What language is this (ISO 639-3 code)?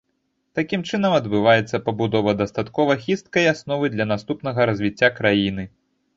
bel